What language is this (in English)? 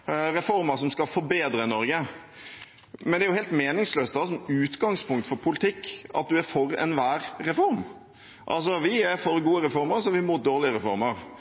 Norwegian Bokmål